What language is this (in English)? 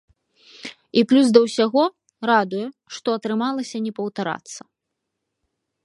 Belarusian